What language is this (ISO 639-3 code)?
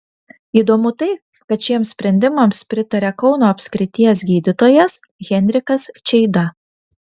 lit